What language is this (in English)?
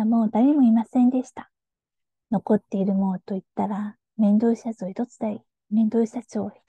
Japanese